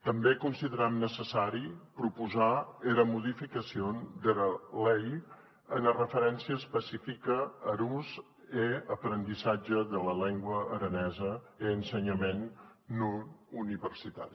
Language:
Catalan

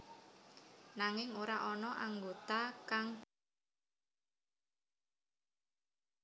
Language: Javanese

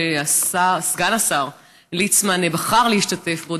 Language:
Hebrew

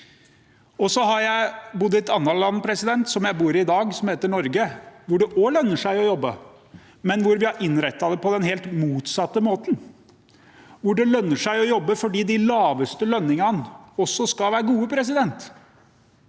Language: Norwegian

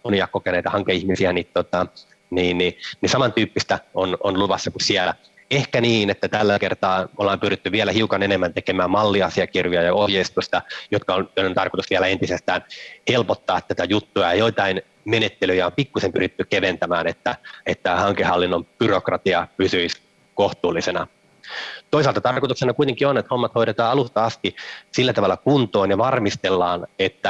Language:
Finnish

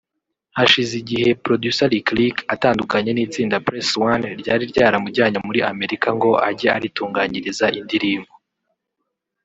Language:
Kinyarwanda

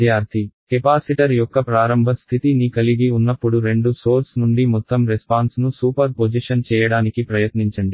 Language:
Telugu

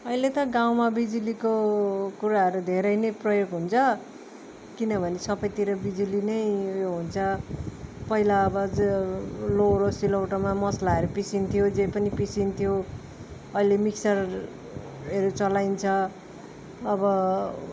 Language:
Nepali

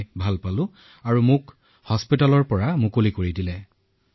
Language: Assamese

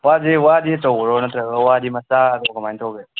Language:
Manipuri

